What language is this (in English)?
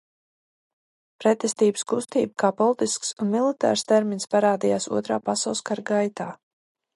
Latvian